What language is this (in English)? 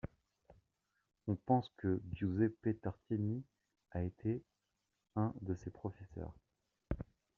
French